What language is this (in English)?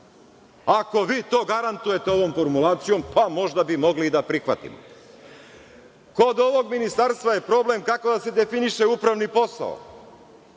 Serbian